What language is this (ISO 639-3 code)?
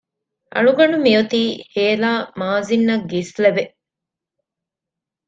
div